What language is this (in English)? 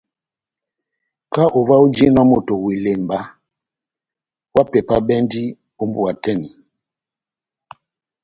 Batanga